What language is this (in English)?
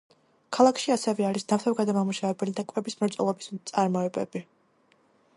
Georgian